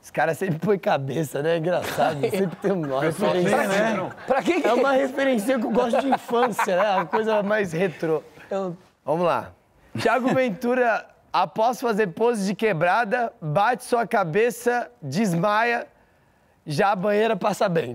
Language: Portuguese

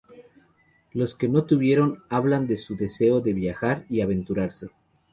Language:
Spanish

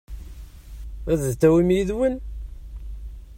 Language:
Kabyle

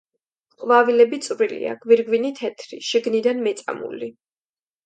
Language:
Georgian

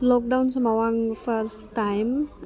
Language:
Bodo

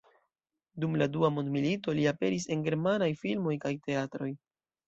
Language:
Esperanto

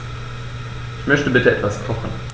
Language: German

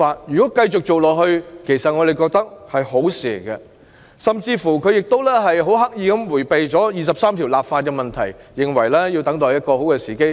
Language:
Cantonese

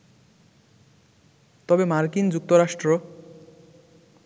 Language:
Bangla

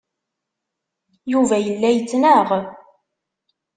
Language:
Kabyle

